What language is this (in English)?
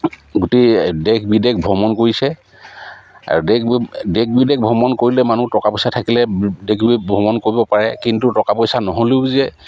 Assamese